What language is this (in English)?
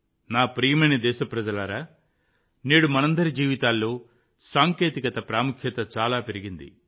Telugu